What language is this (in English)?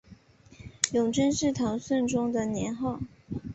Chinese